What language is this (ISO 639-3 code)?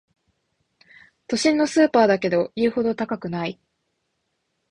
jpn